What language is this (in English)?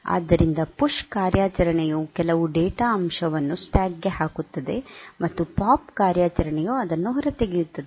Kannada